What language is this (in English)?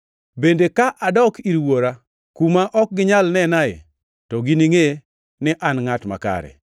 Luo (Kenya and Tanzania)